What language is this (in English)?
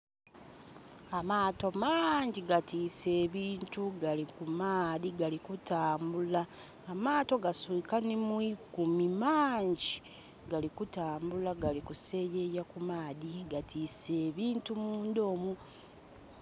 Soga